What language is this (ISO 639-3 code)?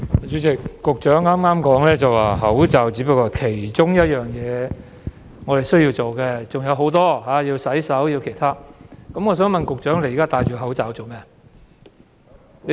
yue